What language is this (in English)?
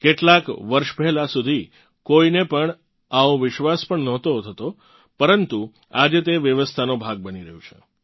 Gujarati